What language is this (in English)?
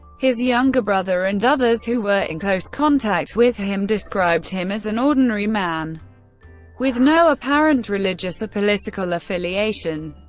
English